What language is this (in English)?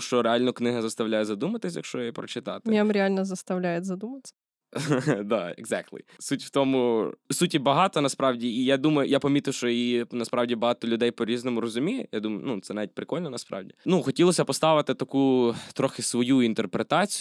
Ukrainian